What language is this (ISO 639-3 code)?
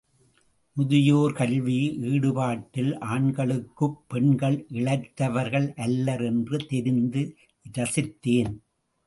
tam